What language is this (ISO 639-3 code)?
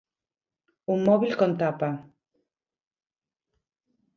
glg